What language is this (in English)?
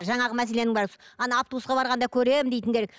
Kazakh